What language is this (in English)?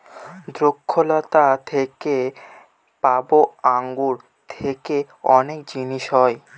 Bangla